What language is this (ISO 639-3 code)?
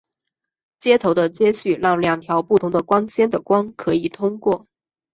zho